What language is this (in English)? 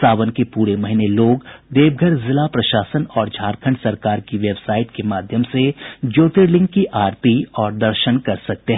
Hindi